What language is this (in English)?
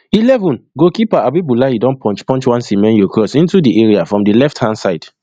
Nigerian Pidgin